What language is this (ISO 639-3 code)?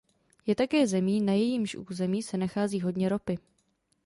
ces